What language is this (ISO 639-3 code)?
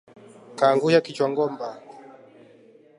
swa